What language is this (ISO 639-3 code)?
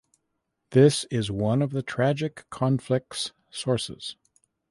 eng